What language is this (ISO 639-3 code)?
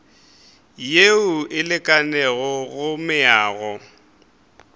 nso